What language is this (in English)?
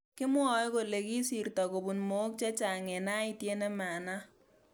Kalenjin